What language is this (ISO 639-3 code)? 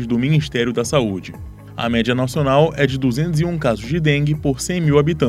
por